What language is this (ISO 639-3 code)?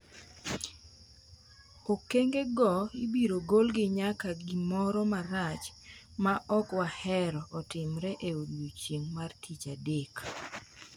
luo